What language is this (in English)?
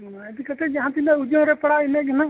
Santali